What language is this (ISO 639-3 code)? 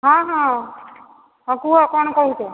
ori